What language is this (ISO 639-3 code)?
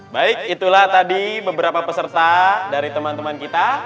ind